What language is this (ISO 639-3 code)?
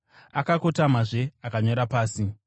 sna